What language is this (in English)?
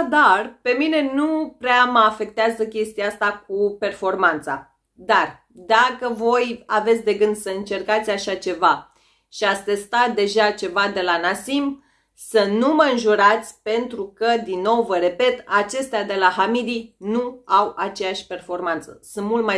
Romanian